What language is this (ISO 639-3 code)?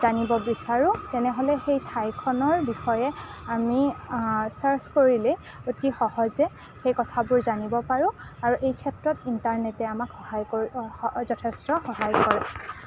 asm